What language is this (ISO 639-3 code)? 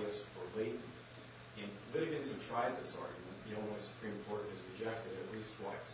eng